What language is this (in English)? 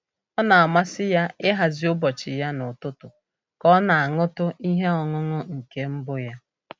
Igbo